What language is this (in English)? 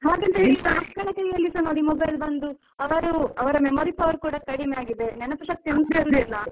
Kannada